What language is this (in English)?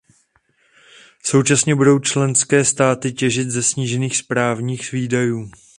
Czech